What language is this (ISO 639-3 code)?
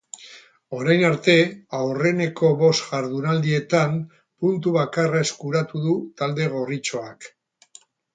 eus